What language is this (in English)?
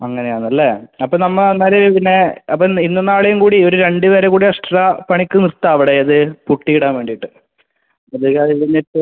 Malayalam